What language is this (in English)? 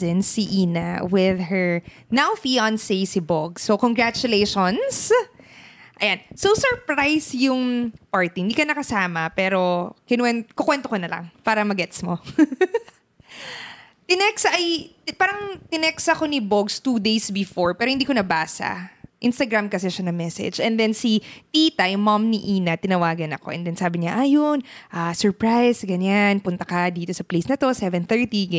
Filipino